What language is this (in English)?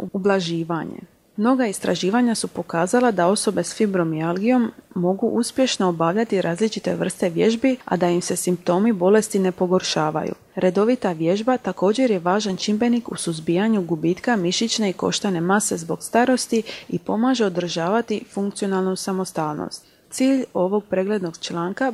Croatian